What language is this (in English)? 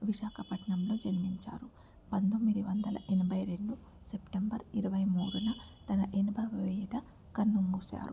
Telugu